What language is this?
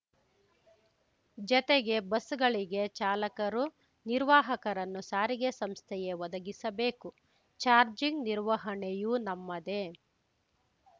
Kannada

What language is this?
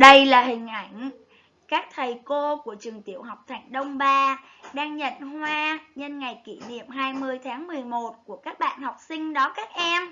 Vietnamese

